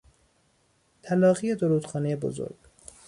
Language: Persian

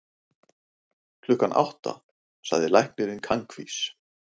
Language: Icelandic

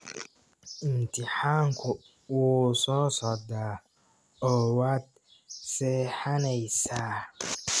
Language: Somali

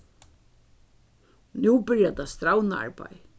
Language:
Faroese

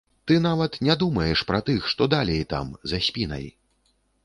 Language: Belarusian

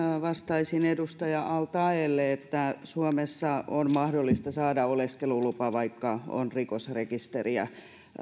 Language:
Finnish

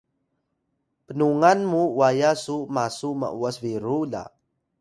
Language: Atayal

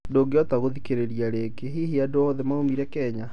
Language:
Kikuyu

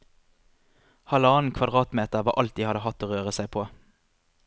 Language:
Norwegian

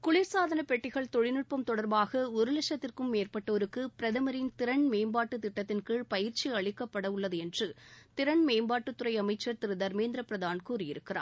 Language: Tamil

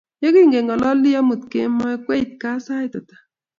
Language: Kalenjin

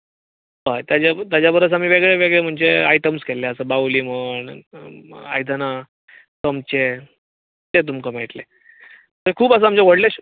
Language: Konkani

